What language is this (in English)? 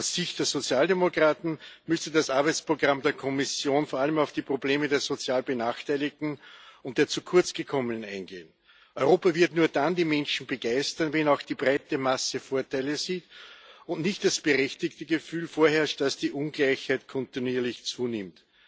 German